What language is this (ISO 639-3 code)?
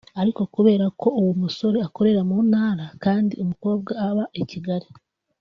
kin